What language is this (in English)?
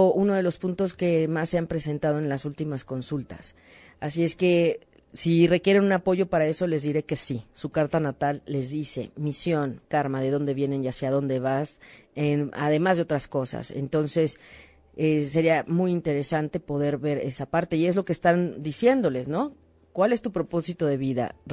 Spanish